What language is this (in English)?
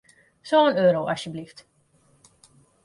Western Frisian